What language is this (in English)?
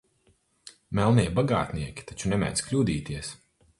Latvian